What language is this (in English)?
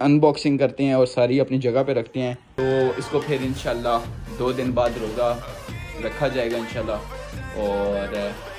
Hindi